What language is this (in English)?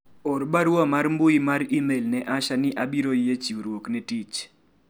Luo (Kenya and Tanzania)